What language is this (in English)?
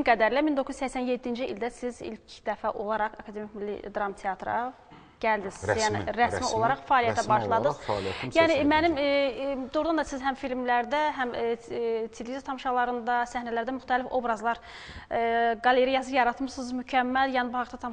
Turkish